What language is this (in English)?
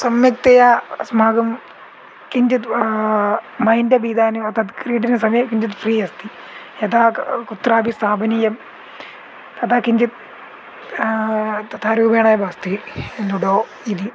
Sanskrit